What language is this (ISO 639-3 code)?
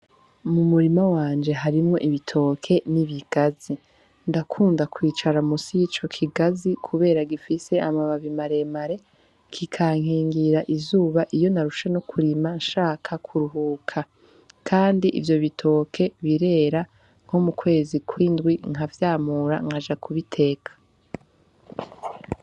run